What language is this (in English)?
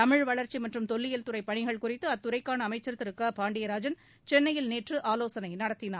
Tamil